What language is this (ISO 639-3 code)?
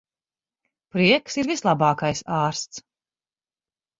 lav